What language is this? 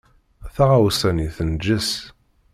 Kabyle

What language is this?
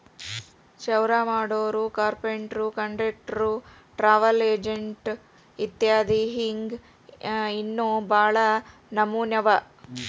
Kannada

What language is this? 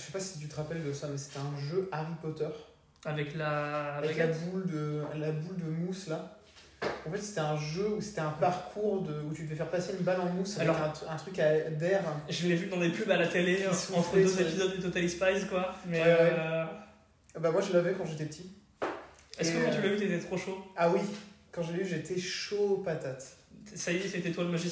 French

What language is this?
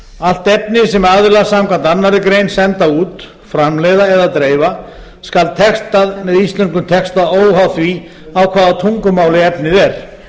Icelandic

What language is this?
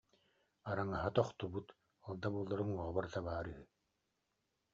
Yakut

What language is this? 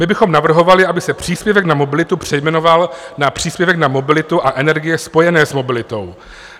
Czech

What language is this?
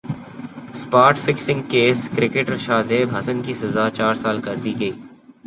Urdu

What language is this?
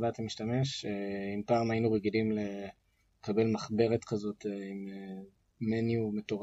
Hebrew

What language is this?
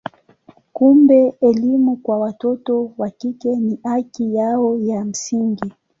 Swahili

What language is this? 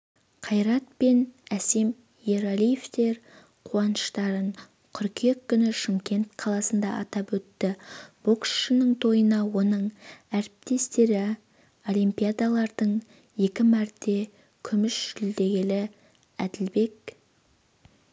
Kazakh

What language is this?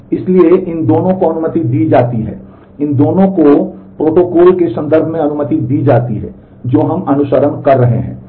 Hindi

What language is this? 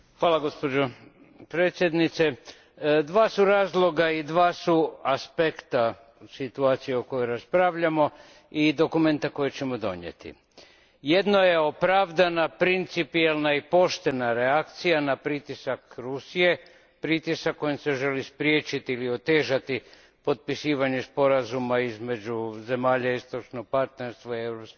Croatian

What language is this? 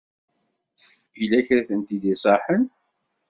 Kabyle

